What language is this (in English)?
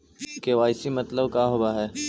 Magahi